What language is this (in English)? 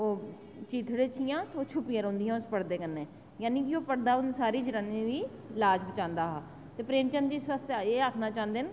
Dogri